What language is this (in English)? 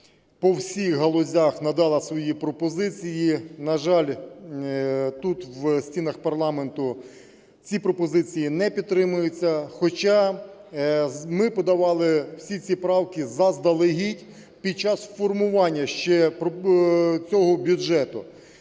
Ukrainian